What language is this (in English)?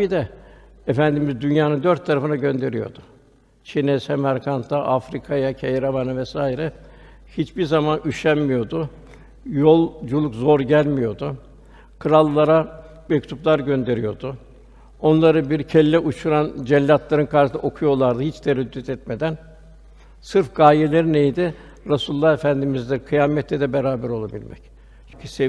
Turkish